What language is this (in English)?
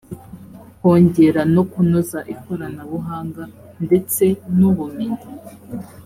Kinyarwanda